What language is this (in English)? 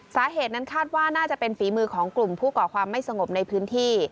Thai